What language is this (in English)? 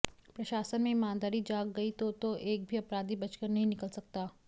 Hindi